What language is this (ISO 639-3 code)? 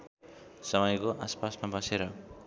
nep